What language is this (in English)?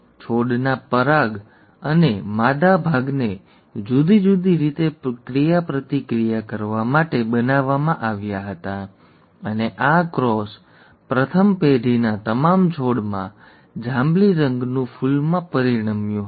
Gujarati